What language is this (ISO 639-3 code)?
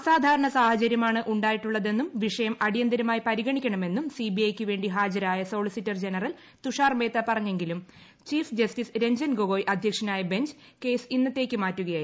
mal